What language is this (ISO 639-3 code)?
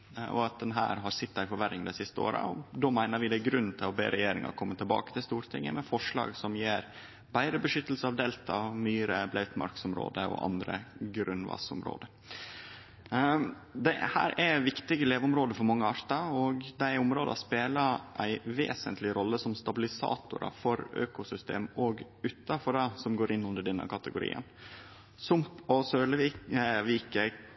nno